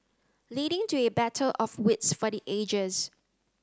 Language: English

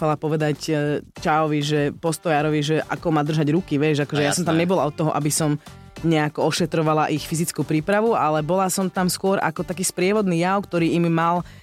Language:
Slovak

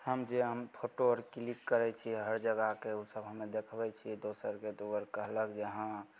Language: Maithili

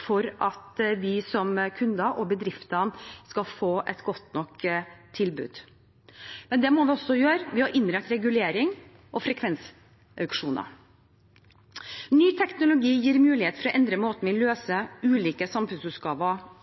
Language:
Norwegian Bokmål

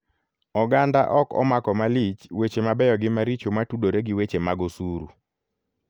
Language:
Luo (Kenya and Tanzania)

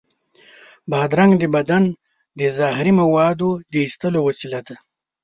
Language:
Pashto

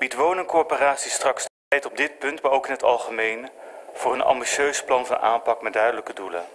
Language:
Dutch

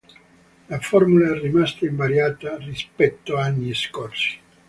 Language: Italian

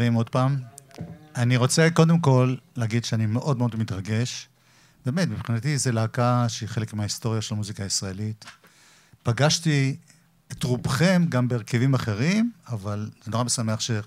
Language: Hebrew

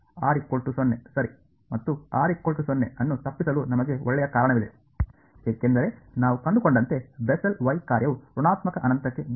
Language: Kannada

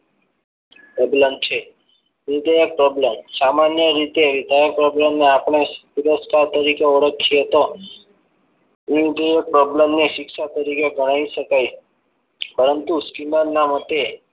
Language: Gujarati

